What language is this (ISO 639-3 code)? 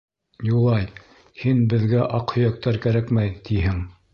bak